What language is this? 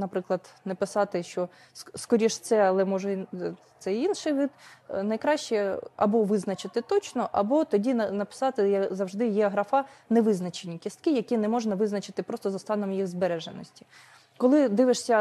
Ukrainian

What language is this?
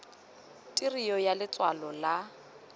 Tswana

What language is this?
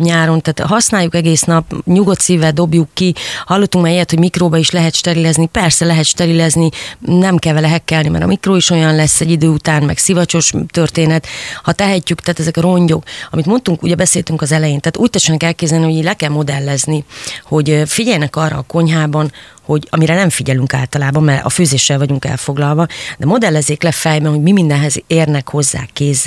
Hungarian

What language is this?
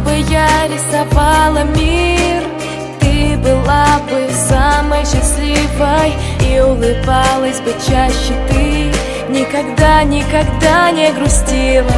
Russian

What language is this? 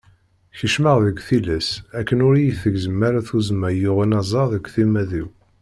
Kabyle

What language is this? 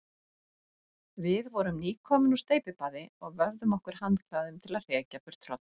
Icelandic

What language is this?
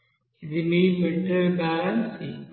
Telugu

